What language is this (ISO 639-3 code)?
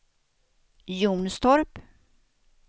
swe